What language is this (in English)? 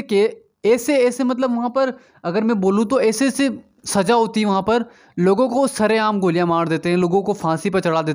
Hindi